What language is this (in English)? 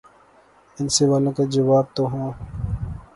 Urdu